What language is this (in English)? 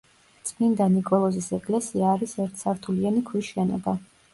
Georgian